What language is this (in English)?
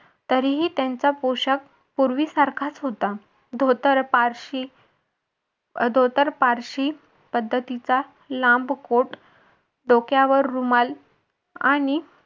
Marathi